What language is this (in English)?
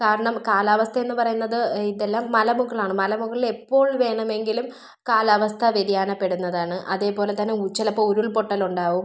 Malayalam